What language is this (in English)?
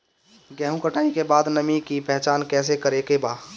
Bhojpuri